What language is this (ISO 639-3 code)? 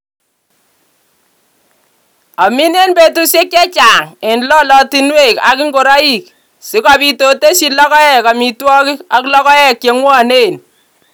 kln